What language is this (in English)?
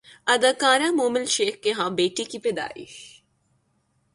Urdu